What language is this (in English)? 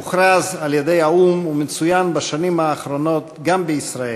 Hebrew